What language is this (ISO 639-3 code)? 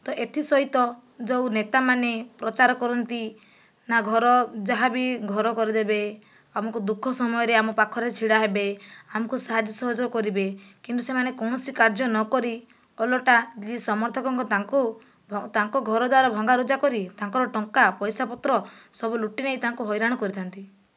ori